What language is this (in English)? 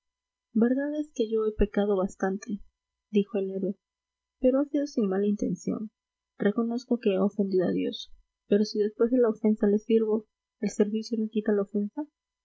Spanish